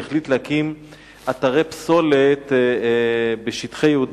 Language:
Hebrew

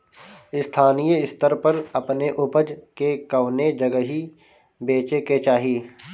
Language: Bhojpuri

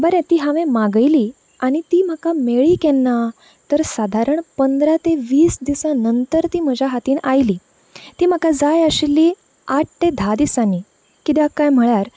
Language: Konkani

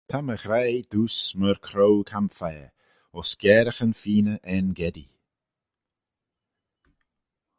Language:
Manx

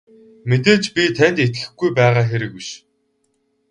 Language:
Mongolian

